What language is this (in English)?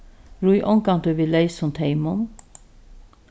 Faroese